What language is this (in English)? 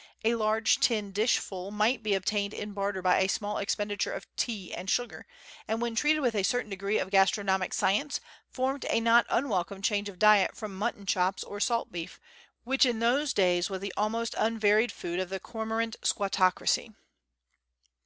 English